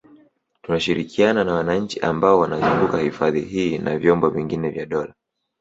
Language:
Swahili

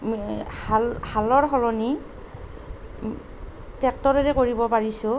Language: Assamese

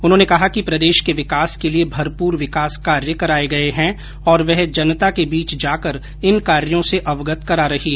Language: Hindi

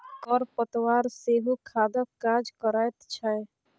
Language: Maithili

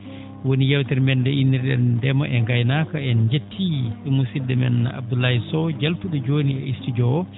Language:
Fula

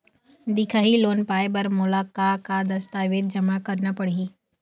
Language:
Chhattisgarhi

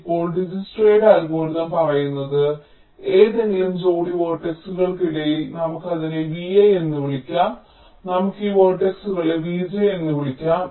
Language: Malayalam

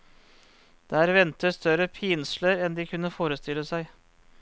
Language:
Norwegian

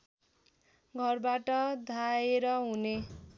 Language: Nepali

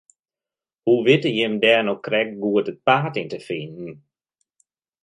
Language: Western Frisian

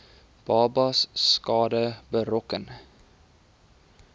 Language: Afrikaans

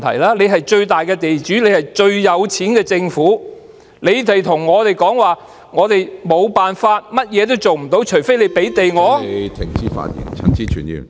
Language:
Cantonese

